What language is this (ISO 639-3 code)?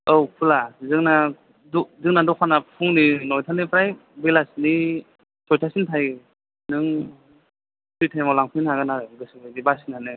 brx